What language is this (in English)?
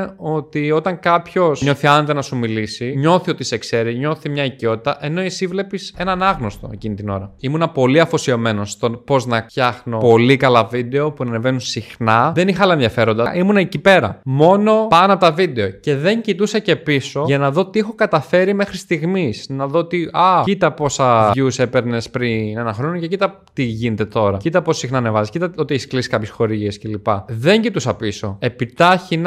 Greek